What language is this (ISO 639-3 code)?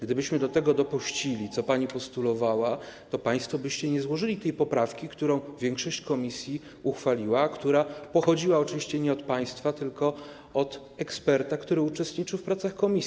pol